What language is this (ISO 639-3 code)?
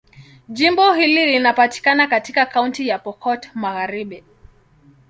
swa